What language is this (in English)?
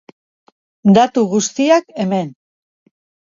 Basque